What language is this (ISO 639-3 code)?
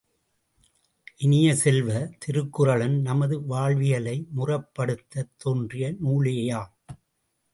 tam